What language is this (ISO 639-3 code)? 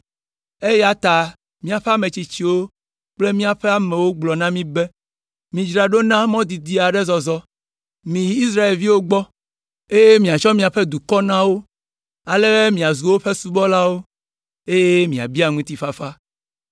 ewe